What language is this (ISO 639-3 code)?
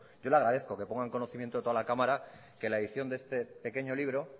spa